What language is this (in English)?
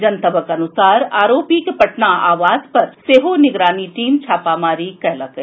Maithili